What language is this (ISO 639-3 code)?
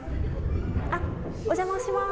jpn